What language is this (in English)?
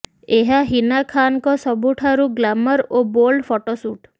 Odia